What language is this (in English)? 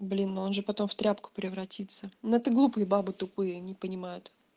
Russian